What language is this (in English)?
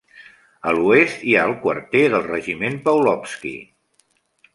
Catalan